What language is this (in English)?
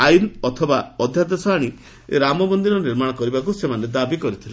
Odia